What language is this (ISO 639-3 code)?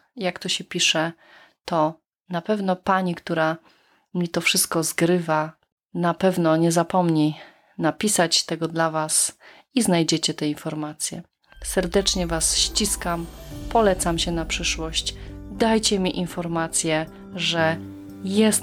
pol